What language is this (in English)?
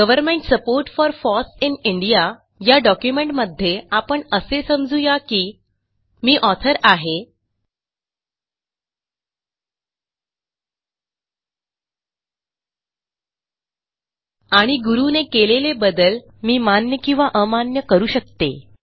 Marathi